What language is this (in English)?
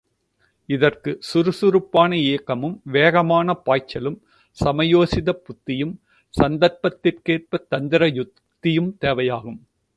Tamil